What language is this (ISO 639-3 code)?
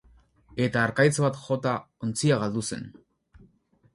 eus